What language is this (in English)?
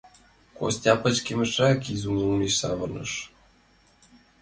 Mari